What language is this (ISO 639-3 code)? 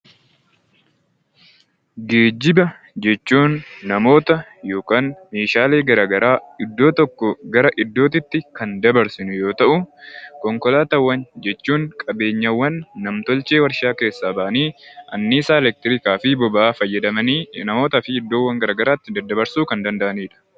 orm